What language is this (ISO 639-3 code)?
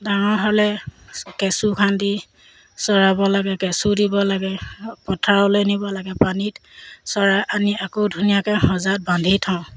asm